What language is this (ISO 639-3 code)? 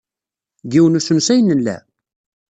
kab